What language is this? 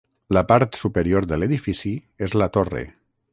Catalan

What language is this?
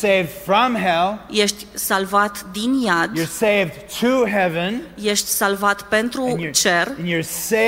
Romanian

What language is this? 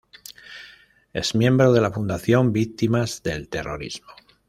Spanish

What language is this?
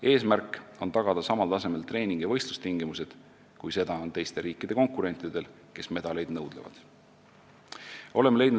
Estonian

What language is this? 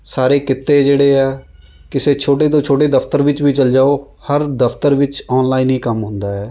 Punjabi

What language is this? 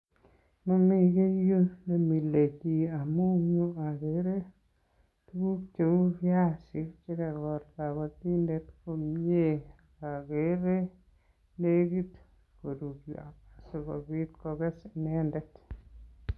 Kalenjin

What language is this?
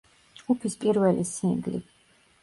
Georgian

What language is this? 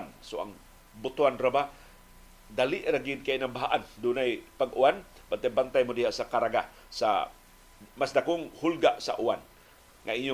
Filipino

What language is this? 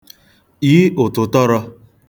Igbo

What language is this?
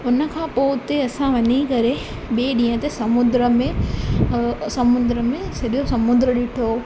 Sindhi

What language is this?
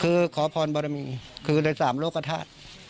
Thai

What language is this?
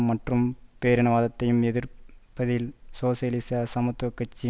Tamil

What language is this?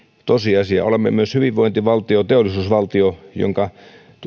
Finnish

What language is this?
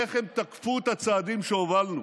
Hebrew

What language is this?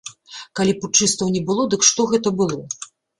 Belarusian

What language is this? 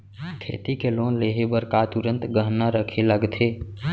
Chhattisgarhi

